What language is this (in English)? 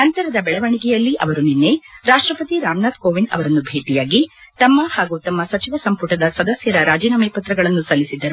Kannada